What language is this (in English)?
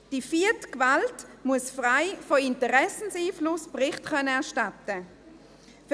Swiss German